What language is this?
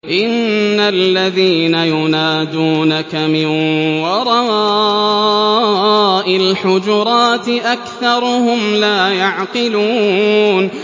Arabic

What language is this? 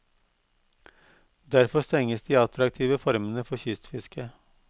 Norwegian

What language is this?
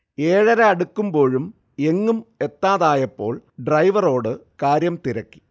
Malayalam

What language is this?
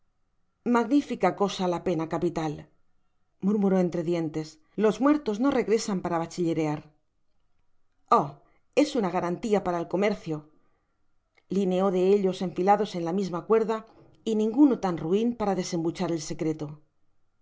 Spanish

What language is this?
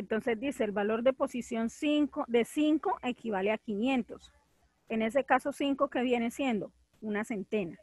Spanish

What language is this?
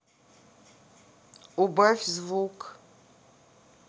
Russian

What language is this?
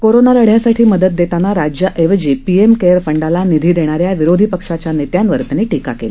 Marathi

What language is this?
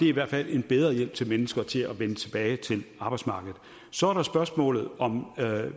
Danish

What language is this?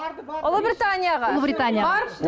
Kazakh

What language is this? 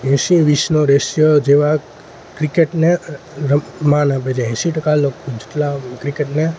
Gujarati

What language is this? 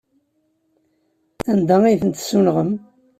Kabyle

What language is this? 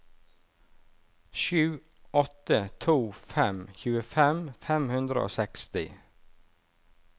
Norwegian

